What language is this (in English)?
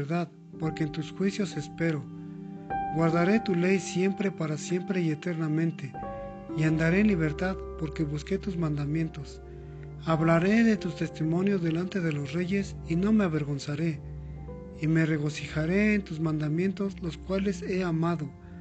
Spanish